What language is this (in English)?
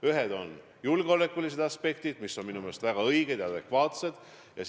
Estonian